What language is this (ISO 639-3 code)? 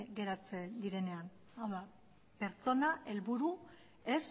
eus